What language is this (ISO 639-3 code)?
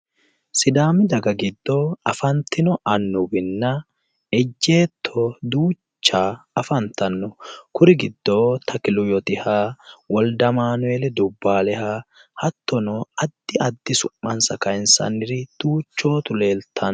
sid